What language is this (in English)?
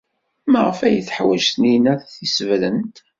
Kabyle